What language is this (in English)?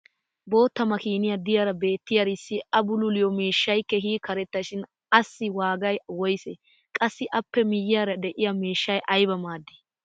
Wolaytta